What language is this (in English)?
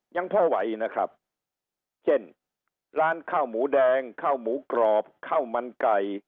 Thai